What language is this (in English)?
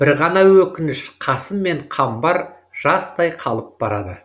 Kazakh